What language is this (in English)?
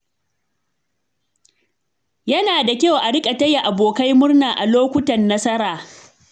Hausa